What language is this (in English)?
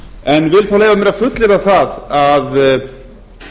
Icelandic